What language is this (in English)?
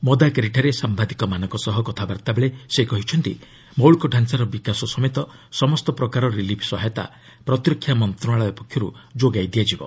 Odia